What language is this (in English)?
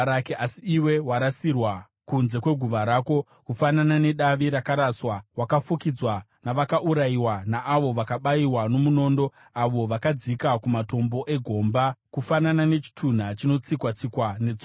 Shona